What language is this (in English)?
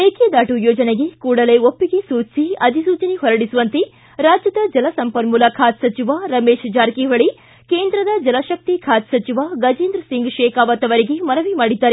Kannada